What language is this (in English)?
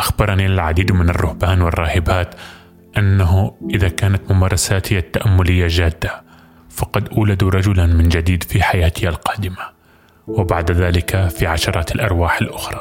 Arabic